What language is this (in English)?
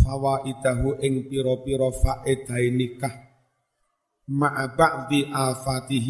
Indonesian